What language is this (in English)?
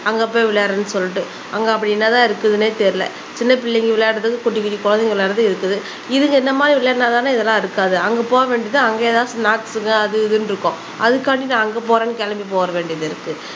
Tamil